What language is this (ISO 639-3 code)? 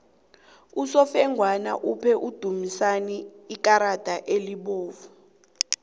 nbl